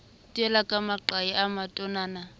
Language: Southern Sotho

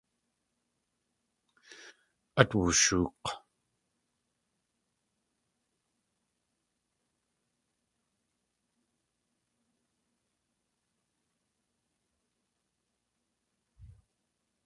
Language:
Tlingit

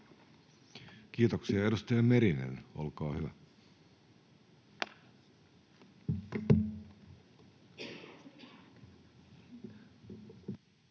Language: Finnish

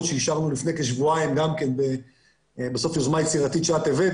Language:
Hebrew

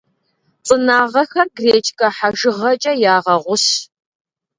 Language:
Kabardian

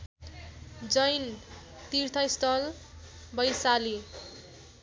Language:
Nepali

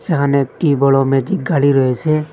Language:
Bangla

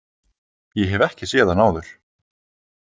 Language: Icelandic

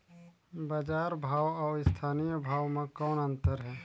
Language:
Chhattisgarhi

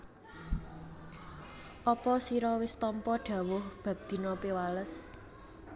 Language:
Javanese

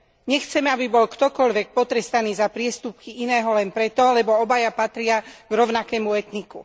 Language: Slovak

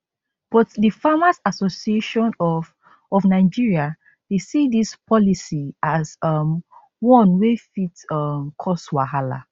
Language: Nigerian Pidgin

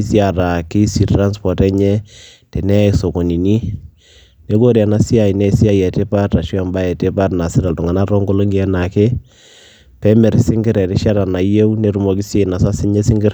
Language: Masai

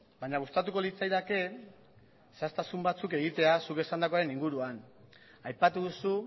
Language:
Basque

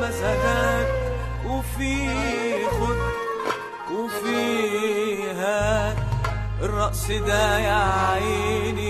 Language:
Arabic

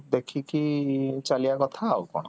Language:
Odia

